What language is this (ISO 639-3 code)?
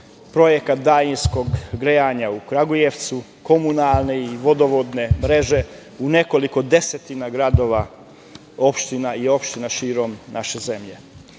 srp